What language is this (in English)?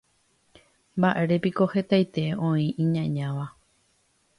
Guarani